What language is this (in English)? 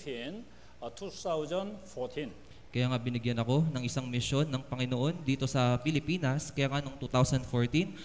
Filipino